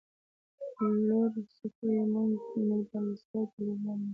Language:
Pashto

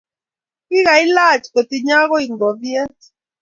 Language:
Kalenjin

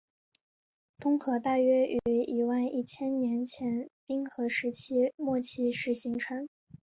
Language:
Chinese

